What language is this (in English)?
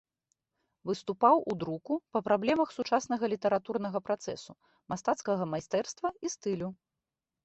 Belarusian